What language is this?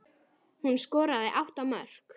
Icelandic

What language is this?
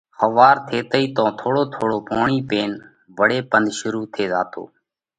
Parkari Koli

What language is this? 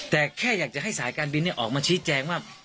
Thai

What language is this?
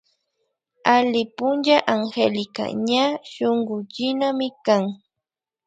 Imbabura Highland Quichua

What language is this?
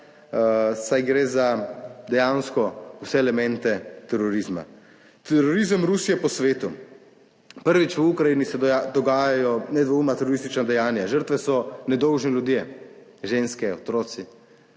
Slovenian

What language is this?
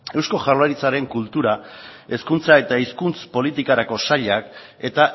Basque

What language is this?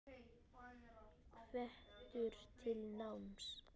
Icelandic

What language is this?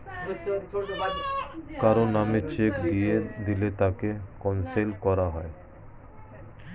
Bangla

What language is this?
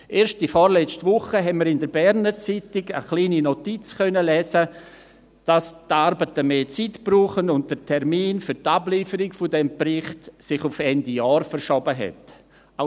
Swiss German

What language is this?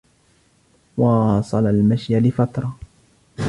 Arabic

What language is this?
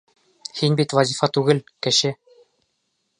Bashkir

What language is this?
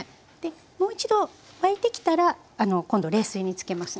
Japanese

